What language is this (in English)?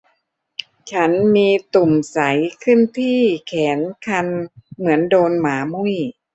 Thai